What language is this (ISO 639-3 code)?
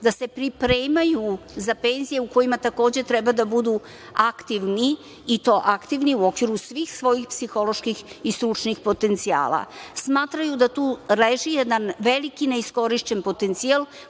srp